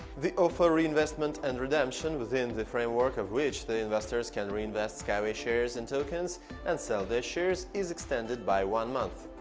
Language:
English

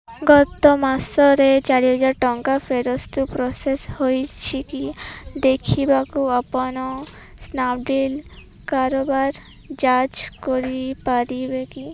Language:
Odia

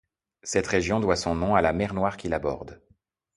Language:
French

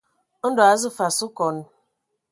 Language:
Ewondo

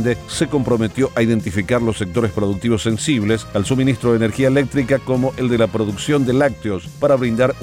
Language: Spanish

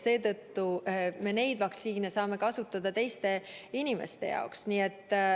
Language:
Estonian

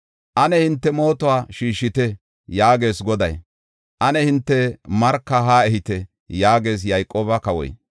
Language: Gofa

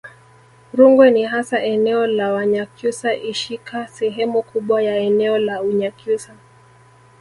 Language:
Swahili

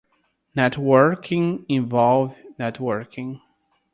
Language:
Portuguese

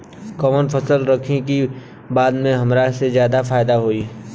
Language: Bhojpuri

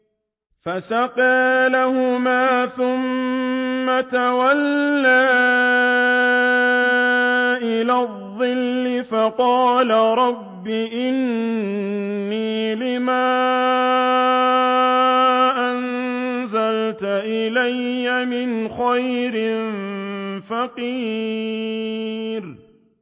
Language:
Arabic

